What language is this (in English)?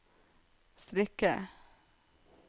Norwegian